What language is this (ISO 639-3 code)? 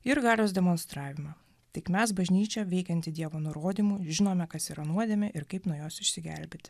lit